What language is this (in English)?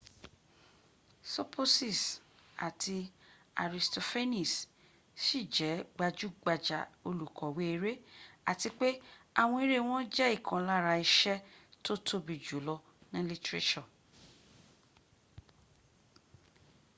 Yoruba